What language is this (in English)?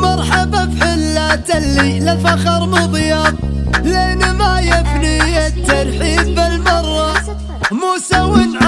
Arabic